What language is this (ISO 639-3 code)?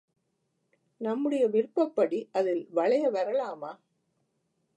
tam